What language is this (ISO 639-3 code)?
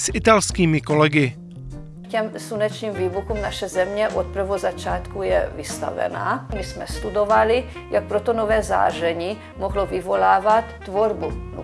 ces